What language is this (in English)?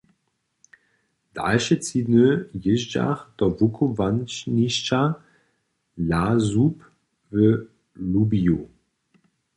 Upper Sorbian